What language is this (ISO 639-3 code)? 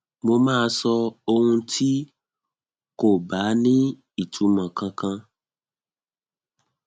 yor